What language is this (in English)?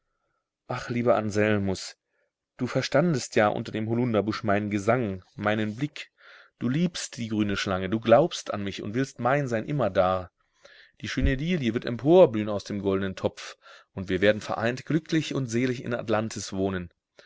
German